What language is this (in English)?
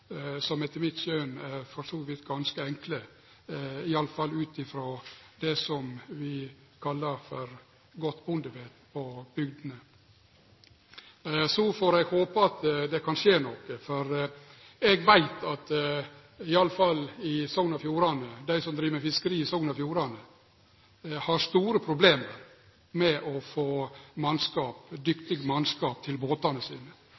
Norwegian Nynorsk